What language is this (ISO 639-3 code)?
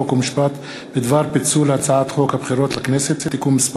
heb